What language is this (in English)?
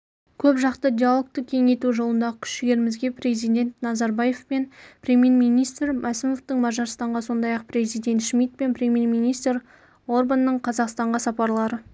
Kazakh